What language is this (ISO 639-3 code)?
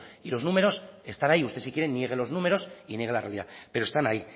spa